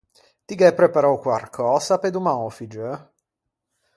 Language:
Ligurian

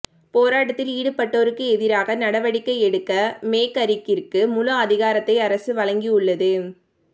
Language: Tamil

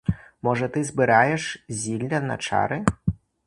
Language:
Ukrainian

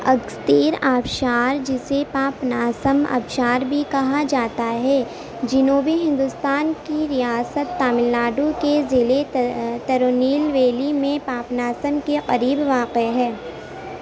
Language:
Urdu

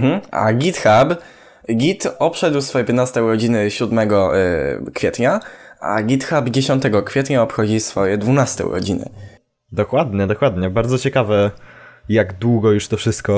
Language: Polish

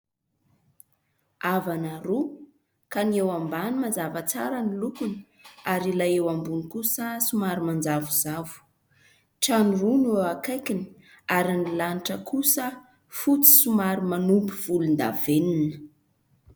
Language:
Malagasy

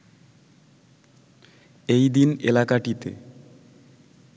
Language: Bangla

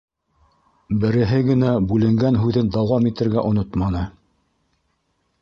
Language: Bashkir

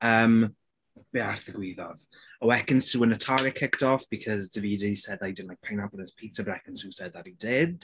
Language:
Welsh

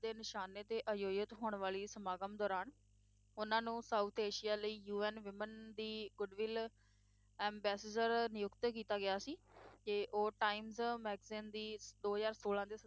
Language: Punjabi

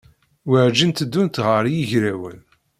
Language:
Kabyle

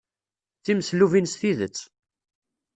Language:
Kabyle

